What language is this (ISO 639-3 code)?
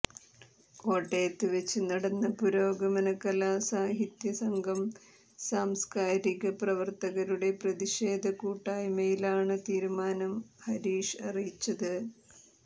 mal